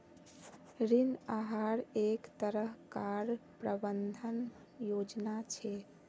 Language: Magahi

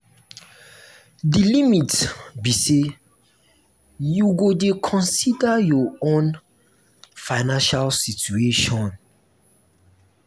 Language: Nigerian Pidgin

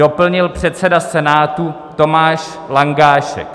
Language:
Czech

